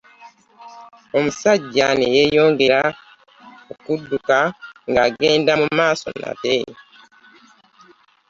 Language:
Ganda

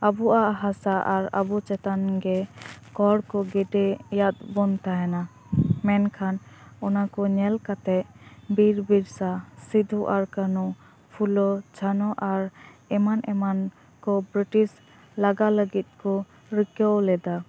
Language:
Santali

